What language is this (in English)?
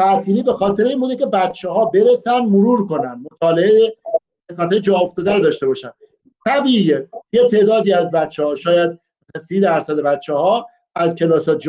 Persian